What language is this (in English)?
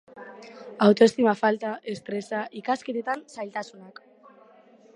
Basque